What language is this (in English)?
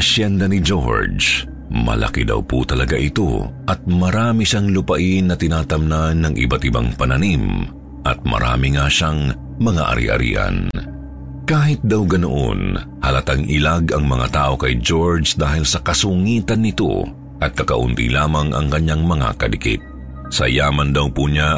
Filipino